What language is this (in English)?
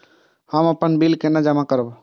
Maithili